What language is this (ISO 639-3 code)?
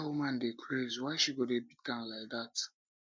pcm